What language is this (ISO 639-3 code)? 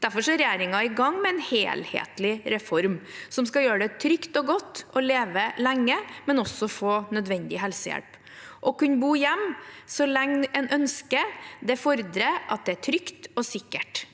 nor